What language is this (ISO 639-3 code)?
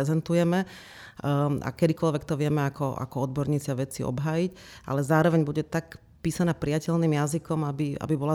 slk